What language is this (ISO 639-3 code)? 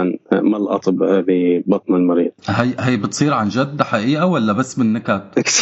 ara